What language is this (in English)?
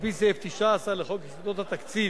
Hebrew